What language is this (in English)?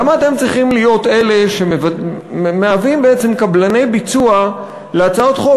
Hebrew